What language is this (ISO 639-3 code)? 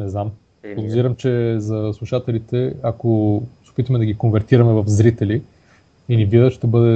bul